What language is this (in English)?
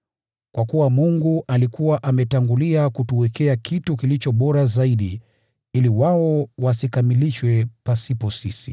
Swahili